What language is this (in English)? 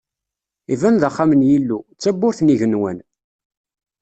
Kabyle